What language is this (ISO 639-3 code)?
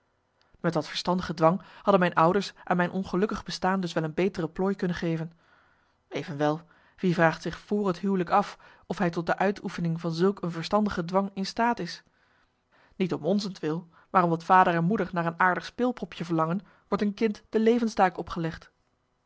nld